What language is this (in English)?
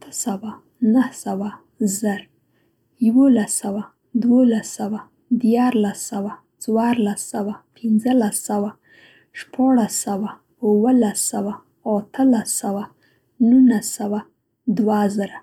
Central Pashto